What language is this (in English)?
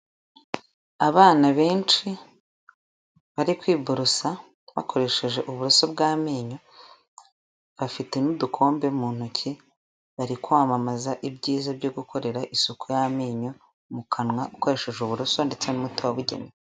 Kinyarwanda